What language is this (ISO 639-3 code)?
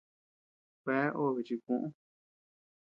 cux